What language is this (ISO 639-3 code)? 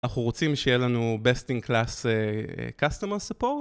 heb